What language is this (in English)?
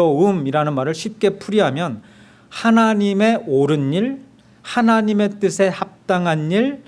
Korean